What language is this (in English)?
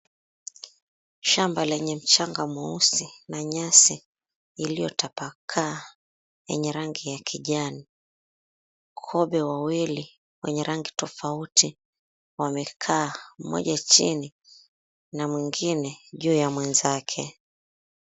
Swahili